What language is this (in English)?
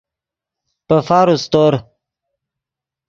Yidgha